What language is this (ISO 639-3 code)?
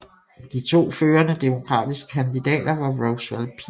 dan